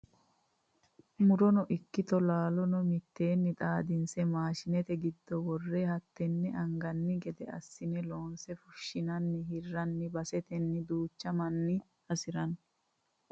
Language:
Sidamo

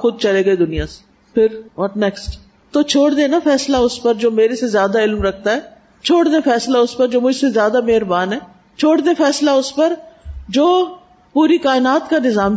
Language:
Urdu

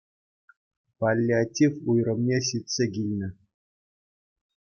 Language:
Chuvash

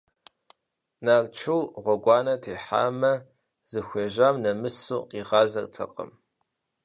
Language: Kabardian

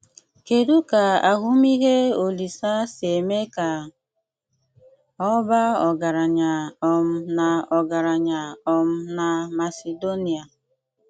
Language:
Igbo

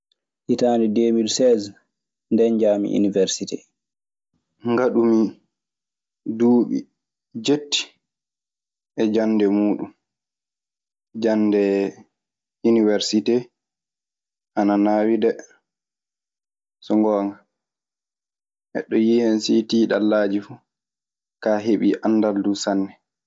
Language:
Maasina Fulfulde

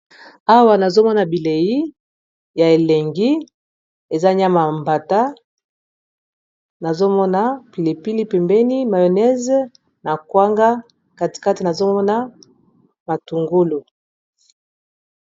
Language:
Lingala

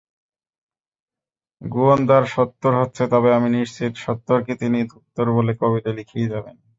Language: Bangla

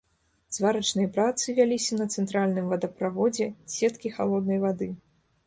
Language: Belarusian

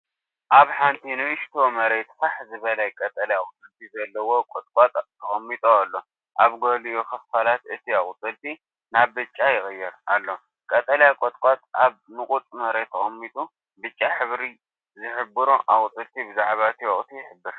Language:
Tigrinya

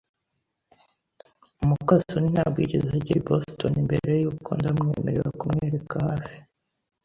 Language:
Kinyarwanda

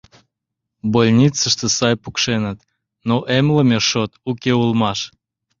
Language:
Mari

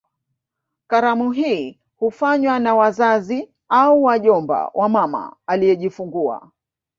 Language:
Swahili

